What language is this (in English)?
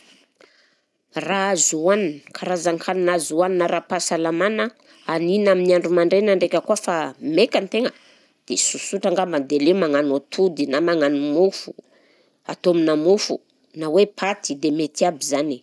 Southern Betsimisaraka Malagasy